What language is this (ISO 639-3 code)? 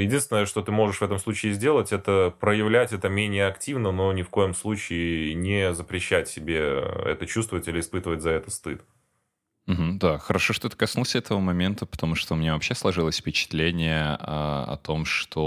rus